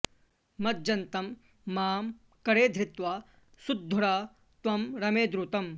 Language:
Sanskrit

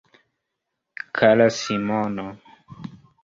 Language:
Esperanto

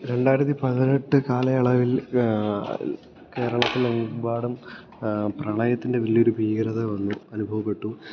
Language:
Malayalam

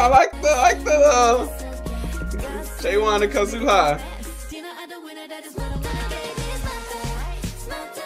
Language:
English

